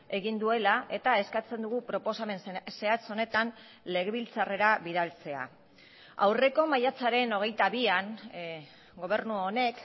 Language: Basque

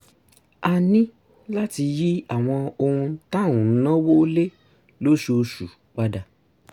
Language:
Yoruba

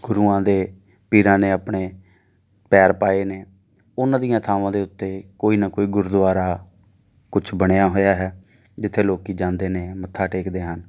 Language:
Punjabi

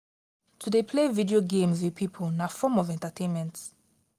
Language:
Nigerian Pidgin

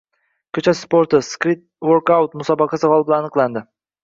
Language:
Uzbek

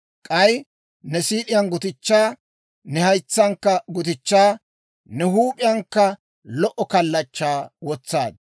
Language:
Dawro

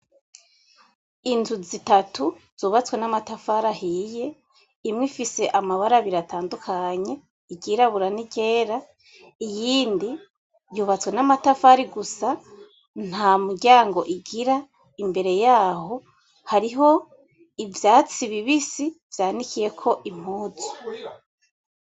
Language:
Rundi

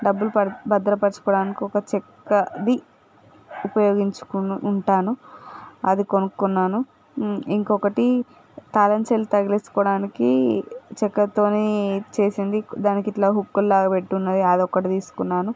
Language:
Telugu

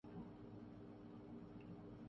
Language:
Urdu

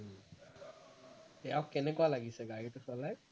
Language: Assamese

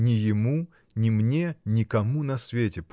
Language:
Russian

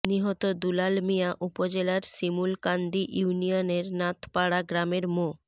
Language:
Bangla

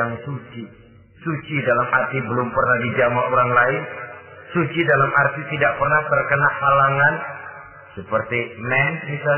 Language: Indonesian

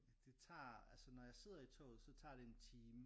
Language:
Danish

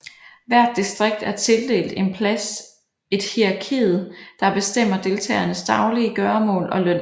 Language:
Danish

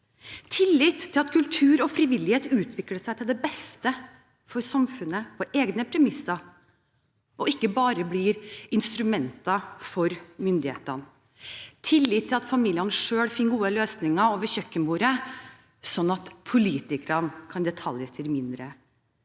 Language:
Norwegian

